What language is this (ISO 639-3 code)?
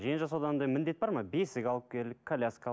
kaz